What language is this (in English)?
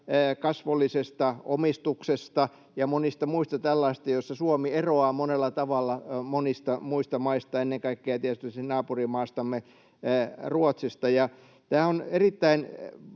Finnish